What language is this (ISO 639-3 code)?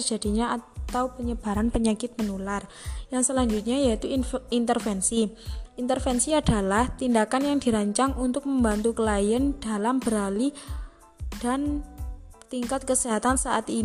ind